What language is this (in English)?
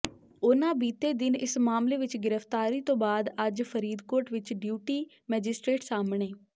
Punjabi